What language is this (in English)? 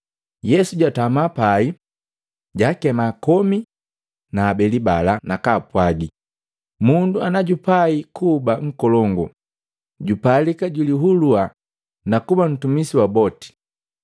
Matengo